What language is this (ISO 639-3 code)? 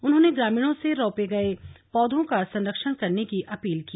hin